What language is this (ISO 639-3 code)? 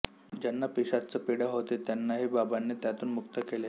mar